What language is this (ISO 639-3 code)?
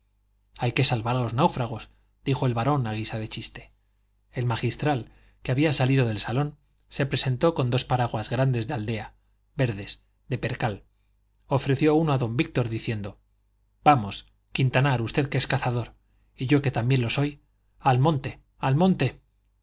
spa